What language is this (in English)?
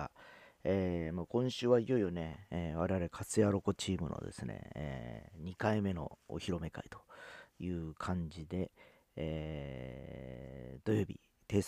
Japanese